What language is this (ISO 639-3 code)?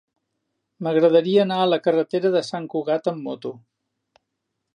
cat